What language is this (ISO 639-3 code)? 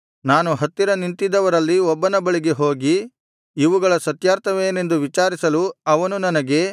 kan